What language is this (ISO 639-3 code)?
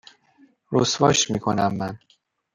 fas